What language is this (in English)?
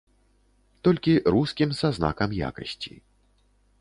Belarusian